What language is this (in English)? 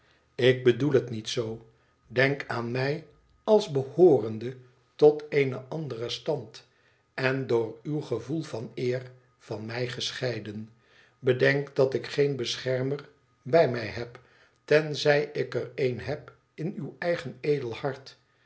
Dutch